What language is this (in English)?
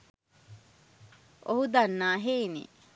Sinhala